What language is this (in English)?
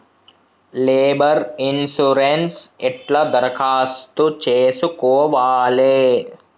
Telugu